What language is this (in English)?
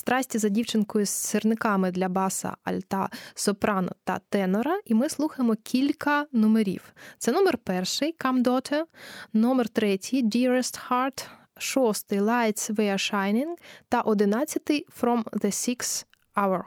Ukrainian